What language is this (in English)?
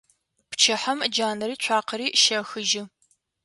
Adyghe